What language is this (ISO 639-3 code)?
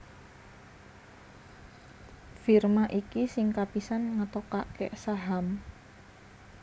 jav